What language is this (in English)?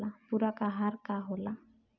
Bhojpuri